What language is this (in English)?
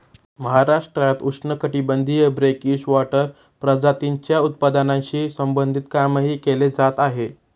Marathi